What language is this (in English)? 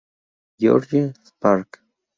Spanish